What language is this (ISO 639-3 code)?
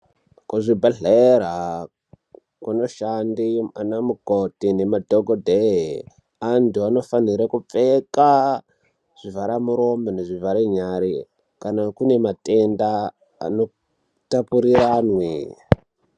ndc